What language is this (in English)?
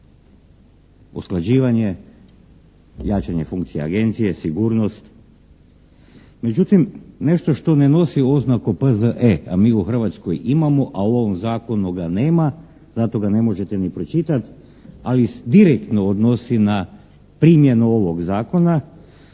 Croatian